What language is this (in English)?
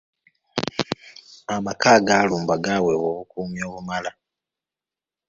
Ganda